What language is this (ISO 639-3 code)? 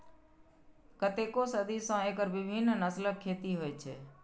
mai